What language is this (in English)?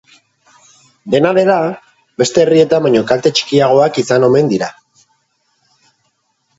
Basque